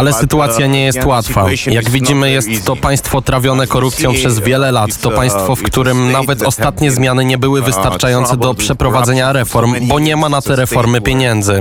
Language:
Polish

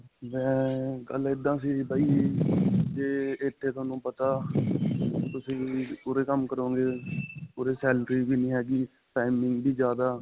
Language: Punjabi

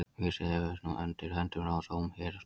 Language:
Icelandic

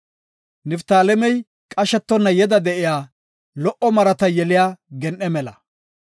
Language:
Gofa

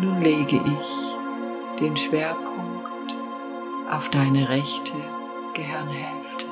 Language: German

